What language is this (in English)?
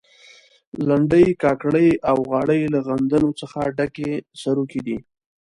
Pashto